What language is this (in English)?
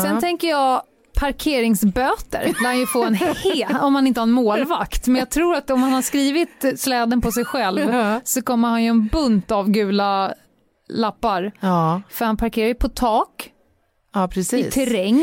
Swedish